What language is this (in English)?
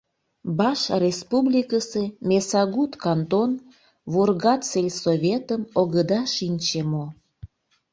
Mari